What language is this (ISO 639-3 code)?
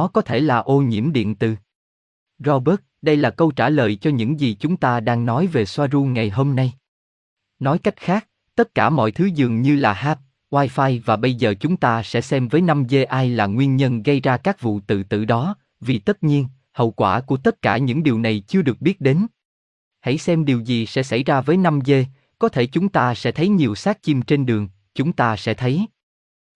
vie